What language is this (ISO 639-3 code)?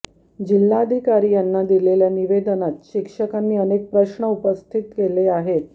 mar